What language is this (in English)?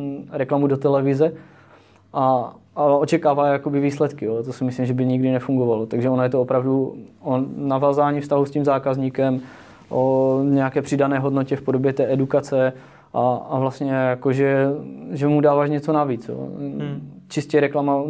Czech